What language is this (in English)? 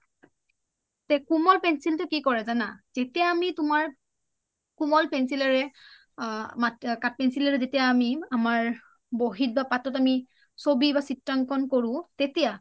Assamese